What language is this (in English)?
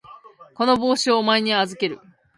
Japanese